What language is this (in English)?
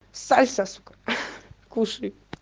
Russian